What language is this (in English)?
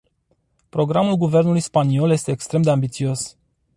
Romanian